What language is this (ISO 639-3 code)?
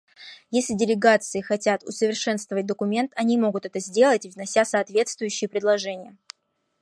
rus